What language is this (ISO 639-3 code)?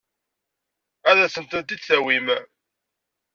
kab